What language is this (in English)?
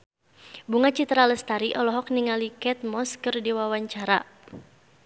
Sundanese